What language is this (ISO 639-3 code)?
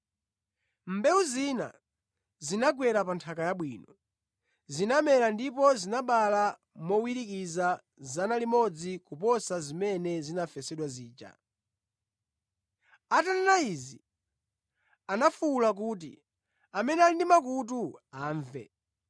nya